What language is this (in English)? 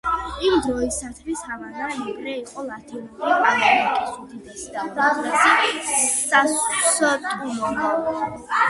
Georgian